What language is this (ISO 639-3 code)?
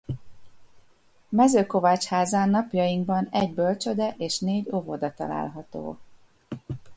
hun